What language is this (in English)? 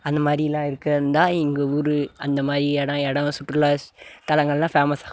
Tamil